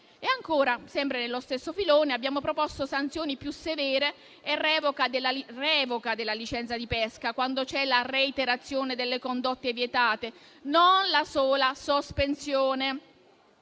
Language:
Italian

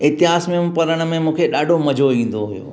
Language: Sindhi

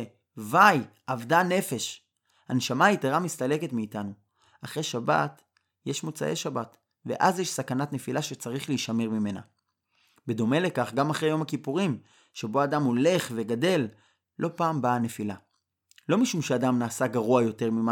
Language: Hebrew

